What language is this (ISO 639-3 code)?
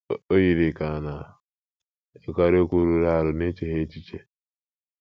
ibo